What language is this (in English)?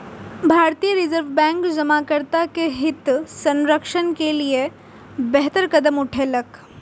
Maithili